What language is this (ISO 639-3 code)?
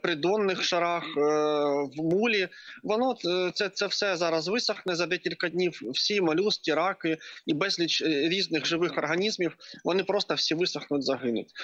ukr